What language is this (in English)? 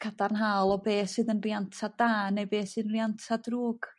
Welsh